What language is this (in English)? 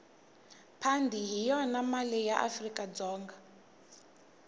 Tsonga